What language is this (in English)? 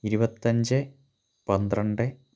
Malayalam